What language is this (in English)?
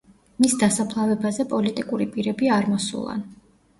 Georgian